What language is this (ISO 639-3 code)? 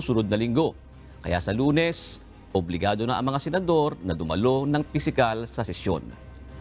fil